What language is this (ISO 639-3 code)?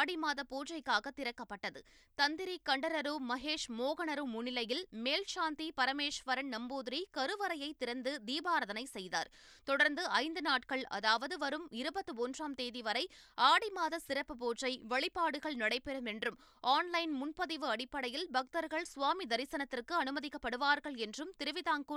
tam